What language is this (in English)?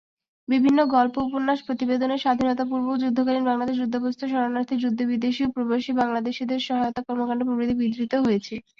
Bangla